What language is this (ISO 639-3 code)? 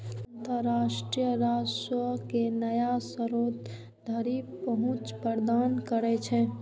mai